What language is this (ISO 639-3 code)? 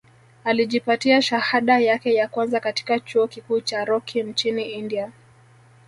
swa